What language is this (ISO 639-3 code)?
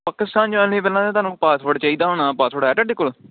pan